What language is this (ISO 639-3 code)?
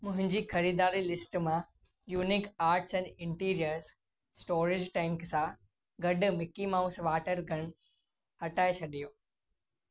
snd